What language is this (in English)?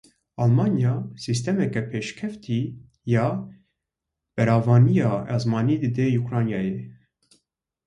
Kurdish